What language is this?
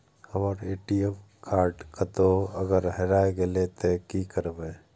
Maithili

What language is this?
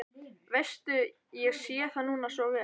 Icelandic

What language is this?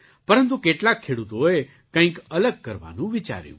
Gujarati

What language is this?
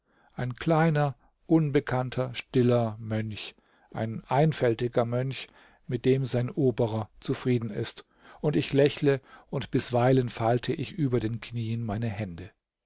German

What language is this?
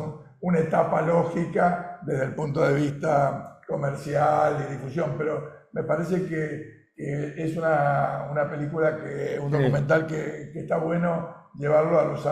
Spanish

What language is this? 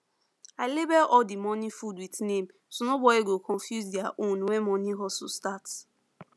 Nigerian Pidgin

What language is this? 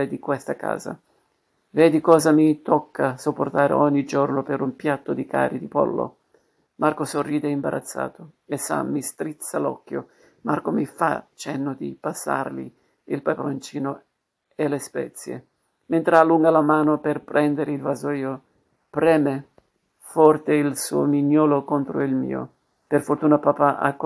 Italian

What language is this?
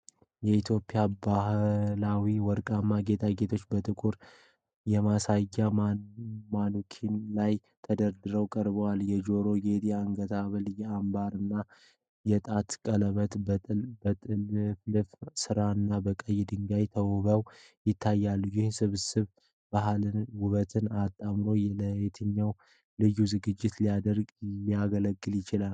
Amharic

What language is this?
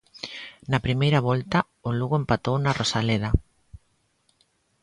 Galician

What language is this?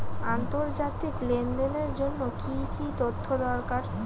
Bangla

